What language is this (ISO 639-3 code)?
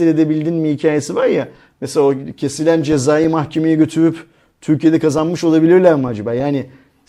tur